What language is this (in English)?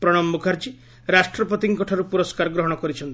Odia